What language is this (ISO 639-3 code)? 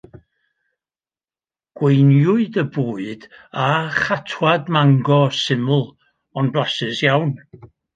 cym